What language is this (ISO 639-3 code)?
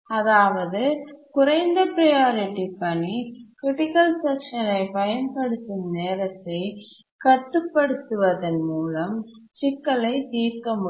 tam